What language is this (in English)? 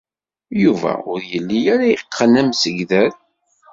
Kabyle